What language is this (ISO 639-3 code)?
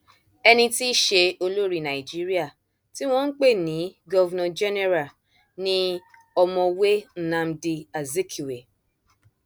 yor